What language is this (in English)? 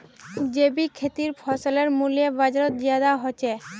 Magahi